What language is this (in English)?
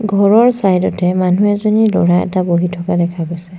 Assamese